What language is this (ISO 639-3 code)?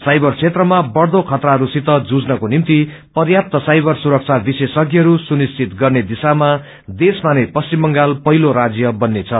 nep